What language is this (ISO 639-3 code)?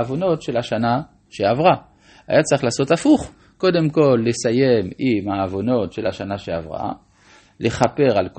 heb